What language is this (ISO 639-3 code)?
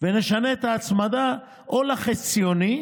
heb